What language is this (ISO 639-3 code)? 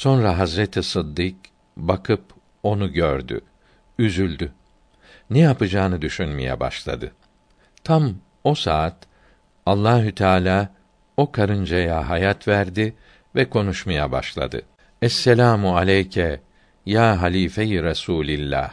tur